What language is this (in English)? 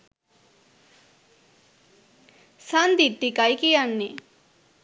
Sinhala